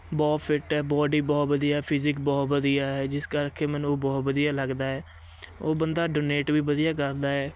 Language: Punjabi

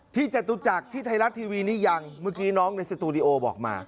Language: Thai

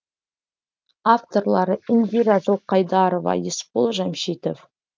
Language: Kazakh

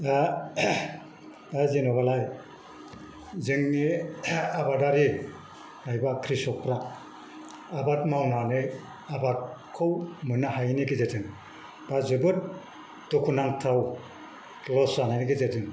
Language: Bodo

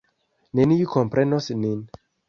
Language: Esperanto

